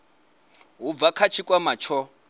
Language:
Venda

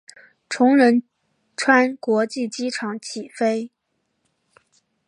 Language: Chinese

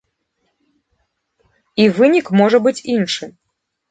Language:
Belarusian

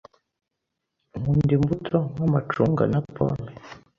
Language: Kinyarwanda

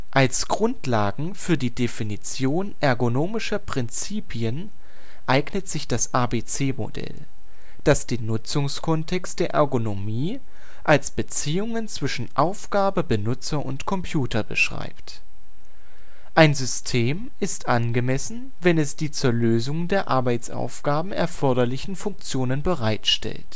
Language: German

